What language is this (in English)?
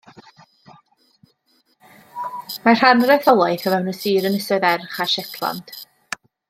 Welsh